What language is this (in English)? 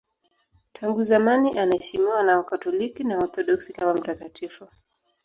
Swahili